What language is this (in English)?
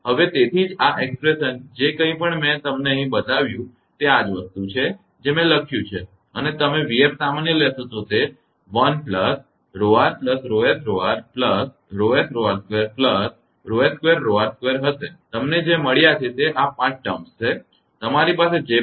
Gujarati